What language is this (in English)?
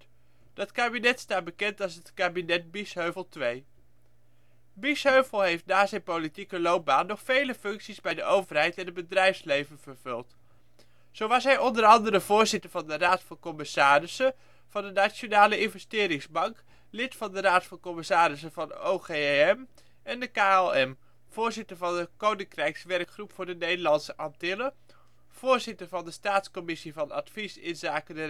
Dutch